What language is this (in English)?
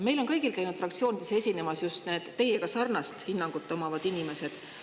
Estonian